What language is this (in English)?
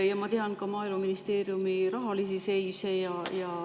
Estonian